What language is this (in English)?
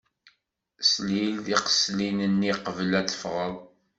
Kabyle